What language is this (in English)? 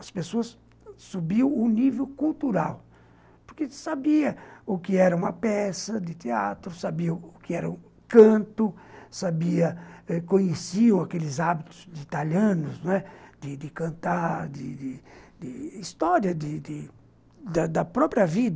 Portuguese